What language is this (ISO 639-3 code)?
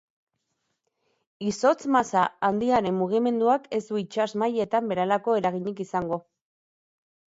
eus